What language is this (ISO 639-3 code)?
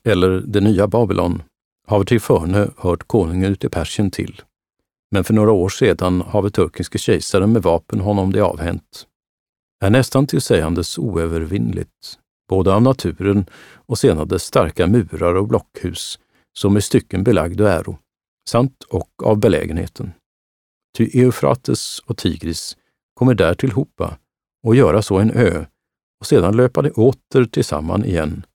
swe